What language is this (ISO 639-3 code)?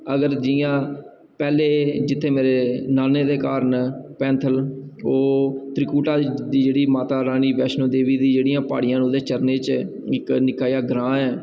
doi